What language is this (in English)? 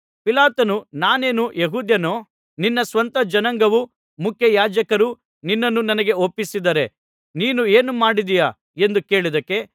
Kannada